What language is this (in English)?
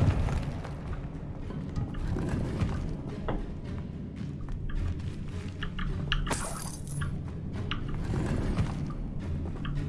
German